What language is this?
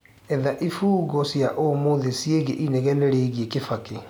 Kikuyu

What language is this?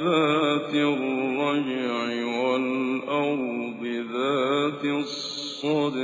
Arabic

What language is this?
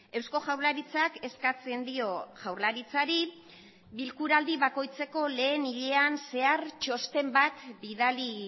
Basque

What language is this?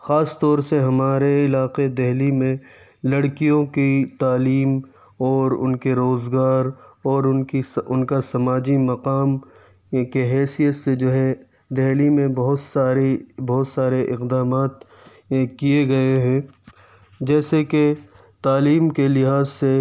Urdu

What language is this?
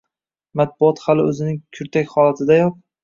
Uzbek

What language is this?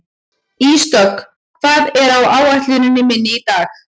Icelandic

